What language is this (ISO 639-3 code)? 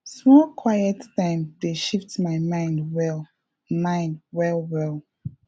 pcm